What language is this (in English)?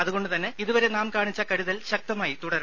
Malayalam